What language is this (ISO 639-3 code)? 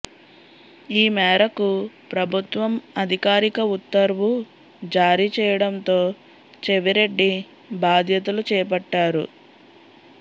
tel